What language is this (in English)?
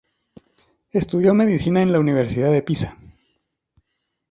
Spanish